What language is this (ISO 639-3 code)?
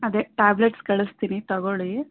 kan